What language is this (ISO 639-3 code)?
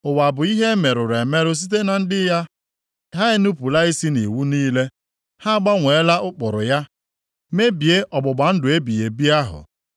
ibo